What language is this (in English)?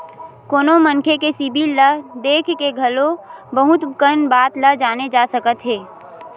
Chhattisgarhi